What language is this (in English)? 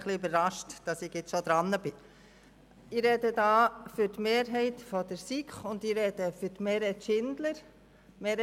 Swiss German